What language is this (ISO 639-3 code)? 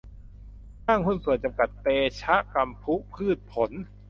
tha